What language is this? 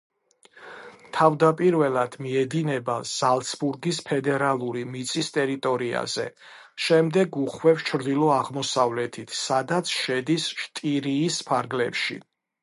Georgian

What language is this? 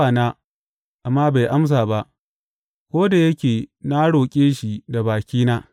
Hausa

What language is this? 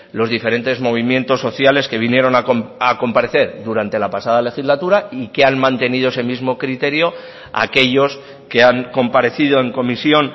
Spanish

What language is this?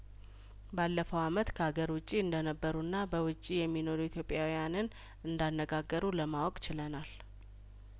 Amharic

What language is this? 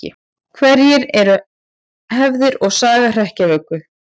Icelandic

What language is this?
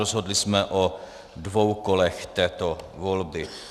Czech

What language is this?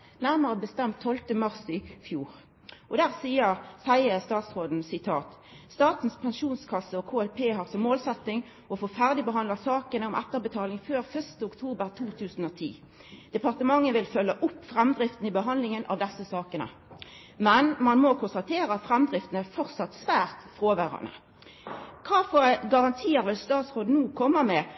Norwegian Nynorsk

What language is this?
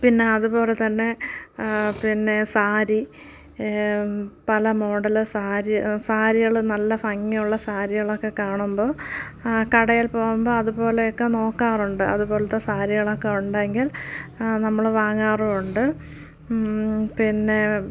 Malayalam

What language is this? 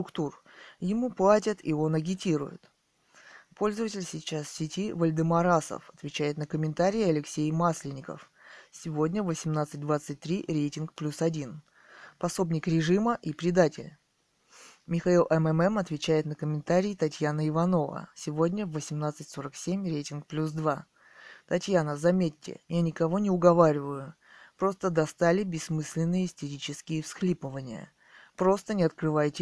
Russian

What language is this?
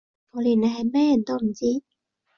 Cantonese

